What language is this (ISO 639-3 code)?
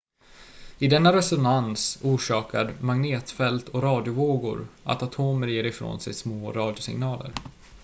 swe